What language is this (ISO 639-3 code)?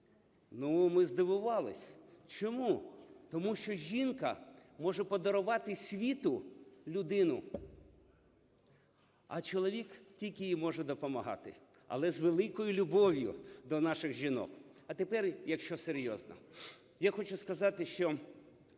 ukr